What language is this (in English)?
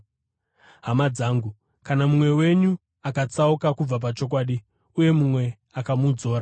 Shona